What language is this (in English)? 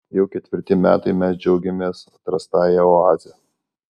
Lithuanian